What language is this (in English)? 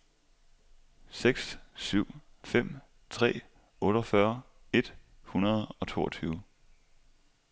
Danish